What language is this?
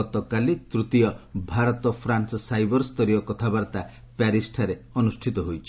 Odia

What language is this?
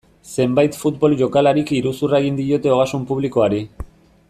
Basque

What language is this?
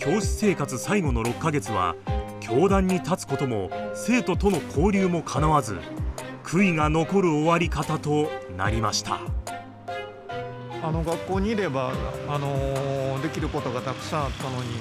Japanese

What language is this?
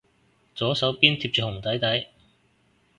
Cantonese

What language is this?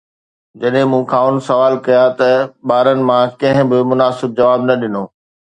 Sindhi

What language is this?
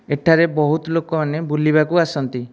Odia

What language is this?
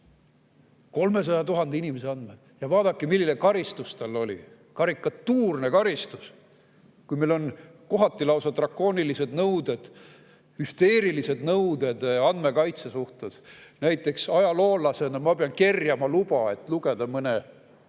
Estonian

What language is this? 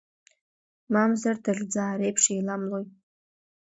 Abkhazian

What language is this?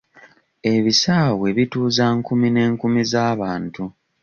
Ganda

